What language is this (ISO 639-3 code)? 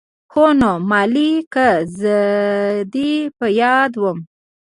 pus